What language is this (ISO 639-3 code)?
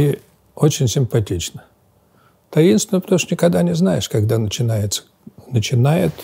rus